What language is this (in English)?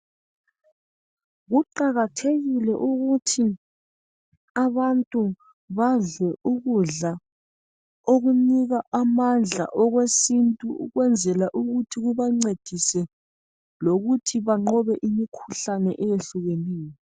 North Ndebele